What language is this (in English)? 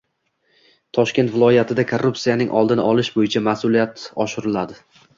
Uzbek